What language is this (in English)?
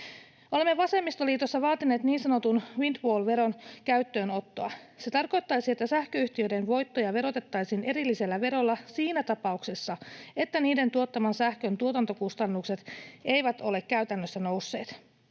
Finnish